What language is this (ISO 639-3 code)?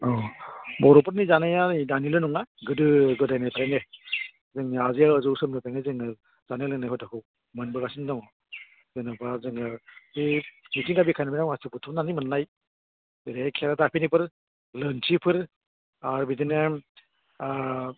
brx